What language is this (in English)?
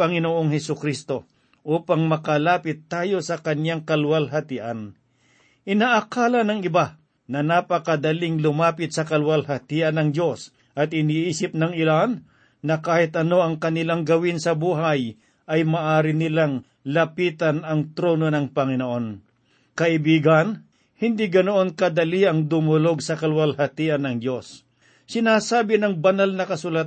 Filipino